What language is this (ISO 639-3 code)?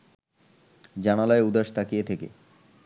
ben